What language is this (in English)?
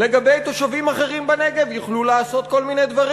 Hebrew